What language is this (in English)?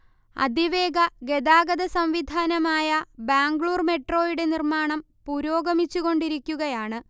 Malayalam